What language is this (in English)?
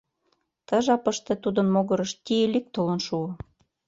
Mari